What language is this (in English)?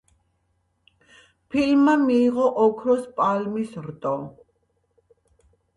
Georgian